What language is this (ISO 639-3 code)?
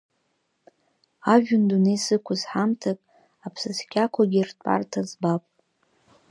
abk